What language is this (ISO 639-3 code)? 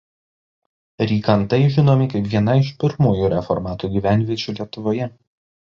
lit